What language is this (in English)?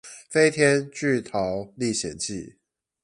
Chinese